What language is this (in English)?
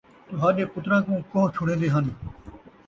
Saraiki